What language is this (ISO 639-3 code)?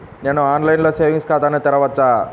tel